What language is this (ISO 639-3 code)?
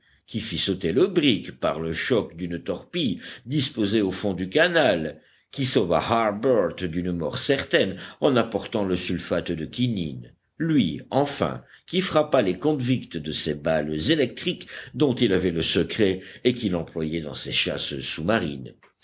fra